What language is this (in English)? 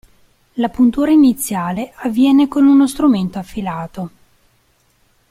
Italian